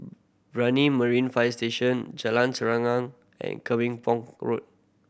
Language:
English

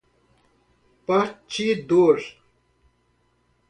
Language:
Portuguese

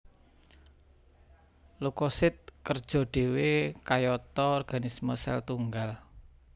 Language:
Javanese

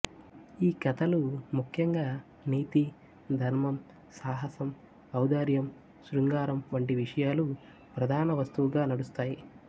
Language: Telugu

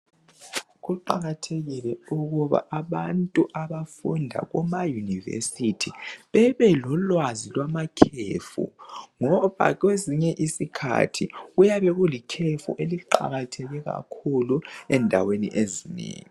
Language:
North Ndebele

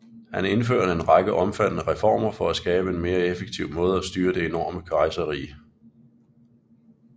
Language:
Danish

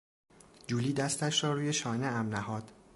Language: Persian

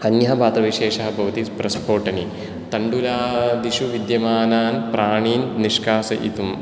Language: Sanskrit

